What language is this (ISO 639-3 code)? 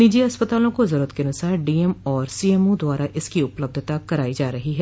hin